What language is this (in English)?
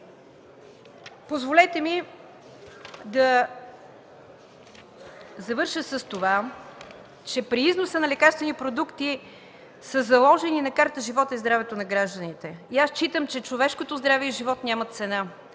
Bulgarian